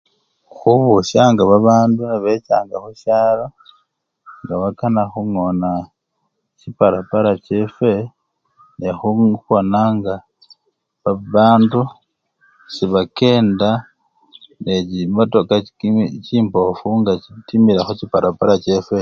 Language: Luyia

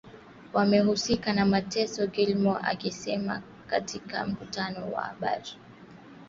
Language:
Swahili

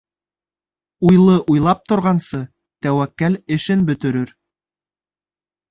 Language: Bashkir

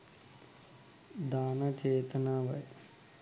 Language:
Sinhala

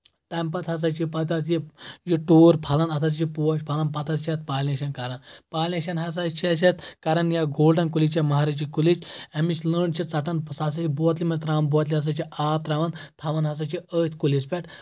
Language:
Kashmiri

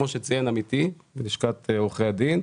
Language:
Hebrew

